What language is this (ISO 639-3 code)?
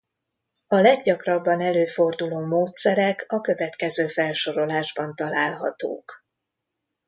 hun